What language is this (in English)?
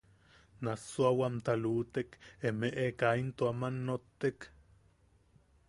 Yaqui